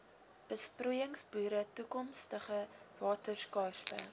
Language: Afrikaans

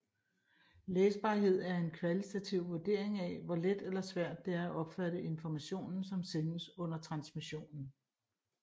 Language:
Danish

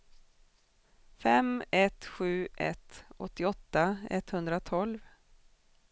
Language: Swedish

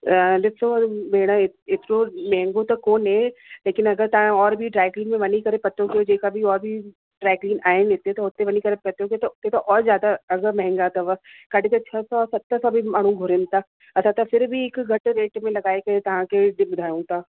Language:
Sindhi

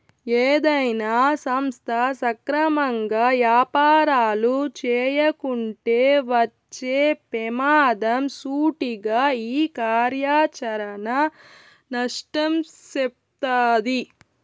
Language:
Telugu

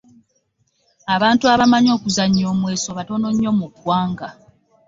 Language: Ganda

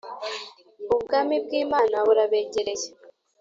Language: Kinyarwanda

